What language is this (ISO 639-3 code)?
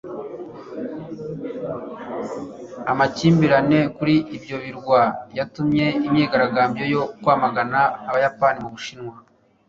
kin